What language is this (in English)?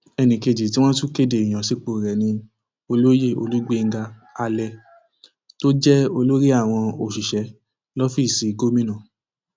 Yoruba